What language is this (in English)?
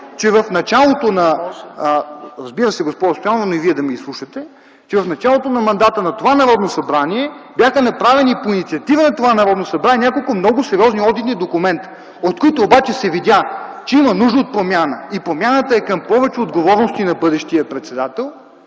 Bulgarian